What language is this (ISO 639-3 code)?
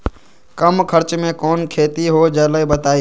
mag